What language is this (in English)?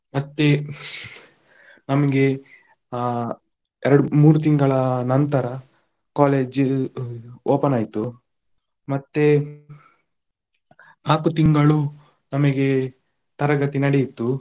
Kannada